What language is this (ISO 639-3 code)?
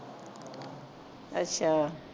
pan